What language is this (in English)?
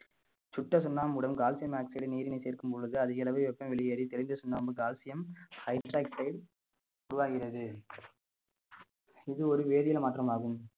Tamil